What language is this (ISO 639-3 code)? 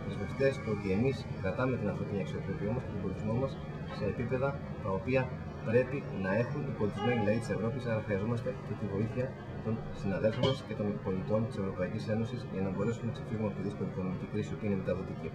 ell